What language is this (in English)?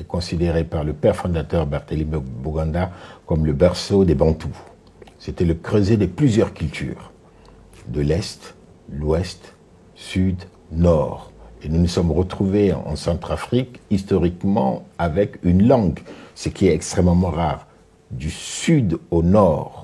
French